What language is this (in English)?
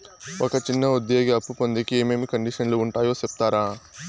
Telugu